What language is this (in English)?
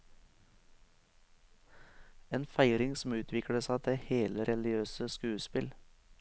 Norwegian